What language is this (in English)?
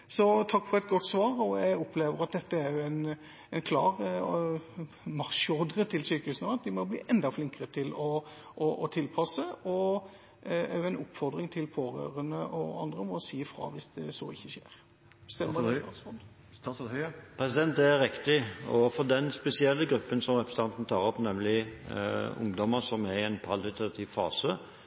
Norwegian Bokmål